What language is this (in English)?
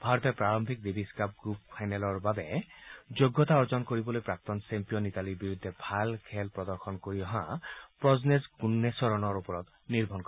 Assamese